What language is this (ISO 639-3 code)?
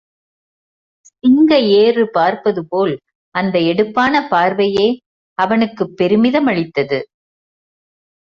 tam